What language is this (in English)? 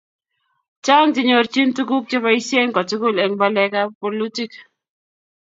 Kalenjin